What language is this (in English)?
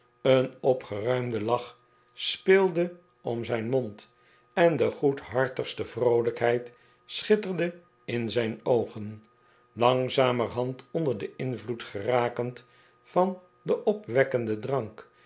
Dutch